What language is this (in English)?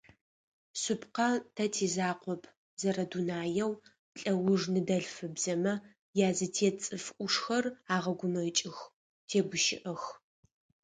Adyghe